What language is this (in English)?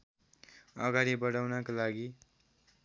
Nepali